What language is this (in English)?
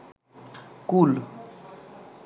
Bangla